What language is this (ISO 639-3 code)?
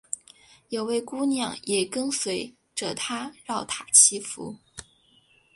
zho